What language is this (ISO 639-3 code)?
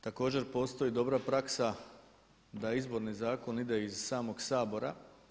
hrv